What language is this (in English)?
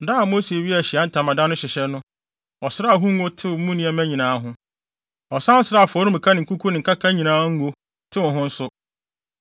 Akan